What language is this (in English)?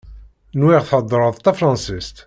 Kabyle